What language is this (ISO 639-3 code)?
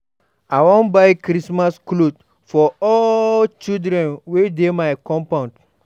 pcm